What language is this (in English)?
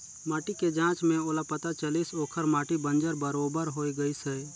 Chhattisgarhi